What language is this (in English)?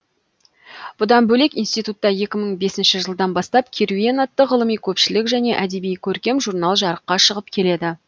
Kazakh